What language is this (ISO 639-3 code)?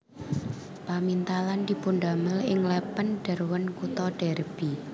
jav